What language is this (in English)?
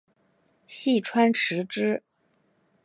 Chinese